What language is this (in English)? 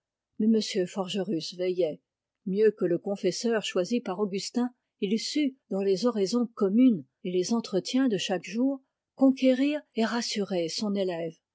French